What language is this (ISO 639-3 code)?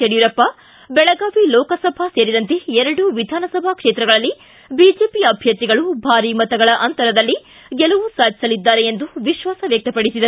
kan